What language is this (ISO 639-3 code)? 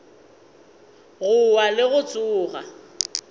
nso